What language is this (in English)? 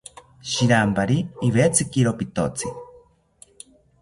South Ucayali Ashéninka